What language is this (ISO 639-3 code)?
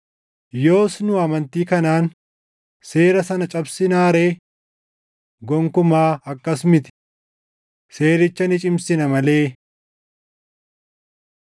orm